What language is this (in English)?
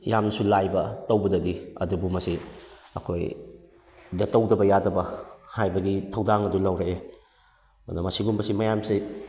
Manipuri